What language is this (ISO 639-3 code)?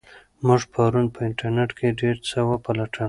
pus